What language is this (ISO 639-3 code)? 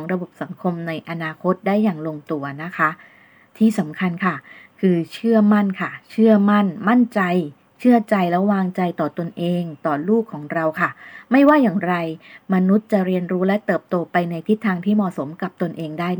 tha